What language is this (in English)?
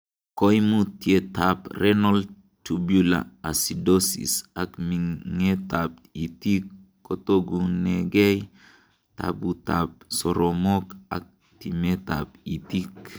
Kalenjin